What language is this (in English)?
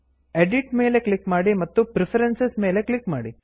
Kannada